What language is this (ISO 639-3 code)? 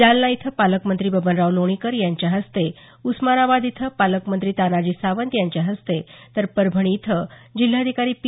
mar